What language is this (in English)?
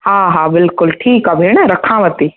Sindhi